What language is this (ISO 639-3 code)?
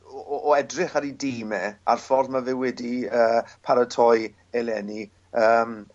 cym